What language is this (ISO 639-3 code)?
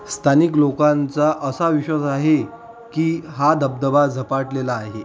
mar